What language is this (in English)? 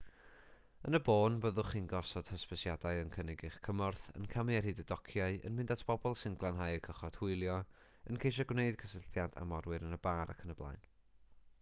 Welsh